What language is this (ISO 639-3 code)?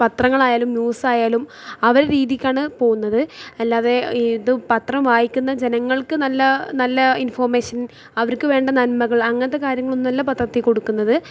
mal